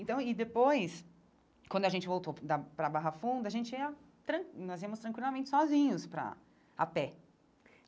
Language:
Portuguese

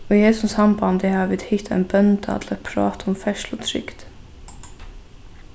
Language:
Faroese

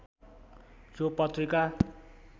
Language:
Nepali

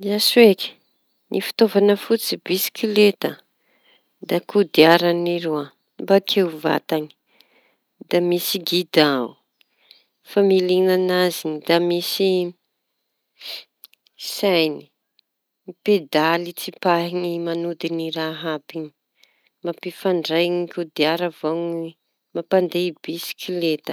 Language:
Tanosy Malagasy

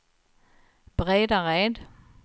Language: Swedish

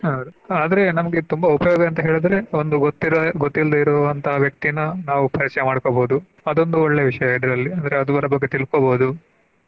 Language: Kannada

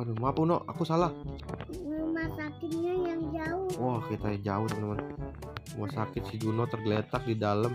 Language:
Indonesian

